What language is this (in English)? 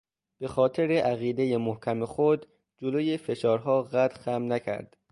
Persian